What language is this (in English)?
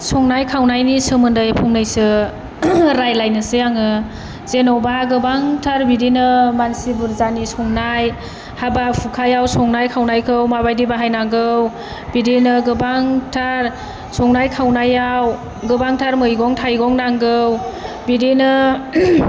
Bodo